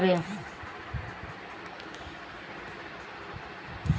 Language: Bhojpuri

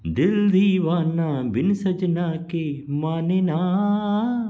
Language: Sindhi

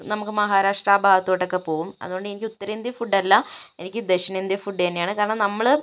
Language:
Malayalam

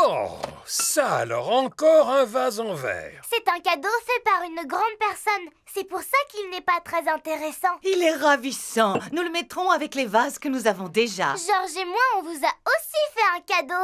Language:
French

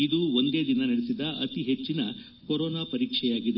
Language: Kannada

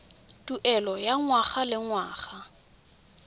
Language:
Tswana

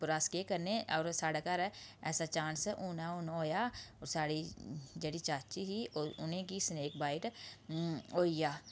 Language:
Dogri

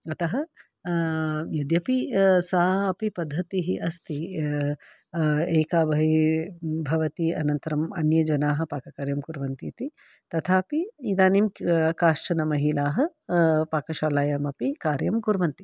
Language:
Sanskrit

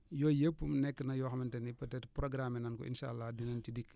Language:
Wolof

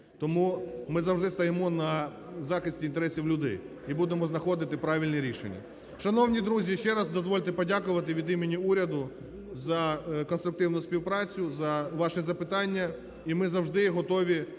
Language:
Ukrainian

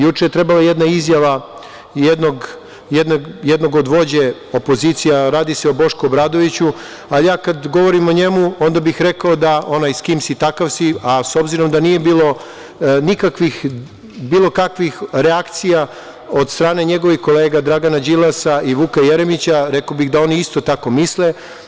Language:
Serbian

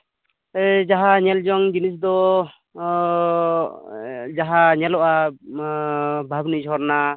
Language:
Santali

